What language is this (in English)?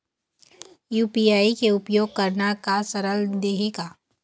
Chhattisgarhi